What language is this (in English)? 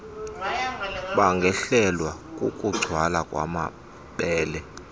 Xhosa